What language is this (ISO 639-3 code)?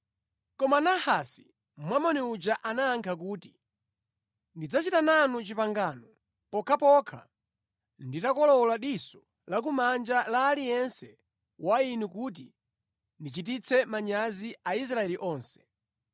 nya